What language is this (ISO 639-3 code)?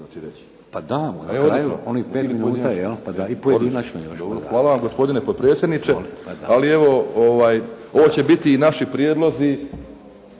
hrv